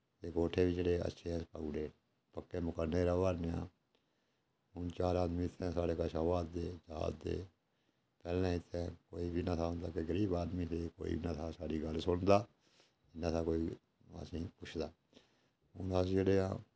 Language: Dogri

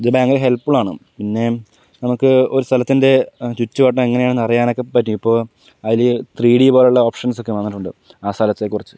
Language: Malayalam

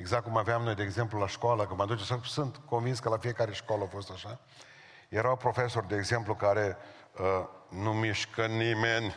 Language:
Romanian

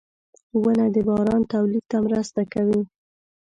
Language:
Pashto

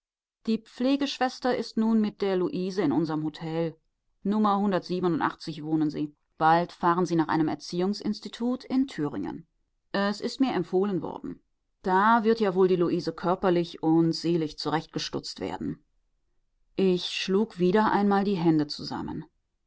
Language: German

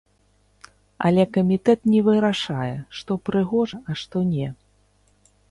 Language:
Belarusian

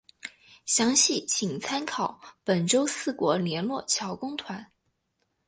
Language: Chinese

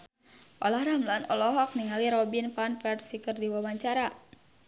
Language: Sundanese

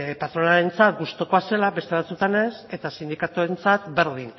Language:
Basque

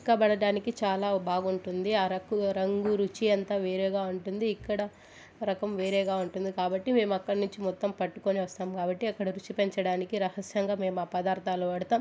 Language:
Telugu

